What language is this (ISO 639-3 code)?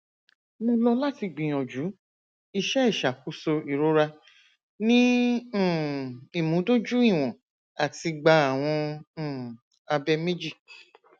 yor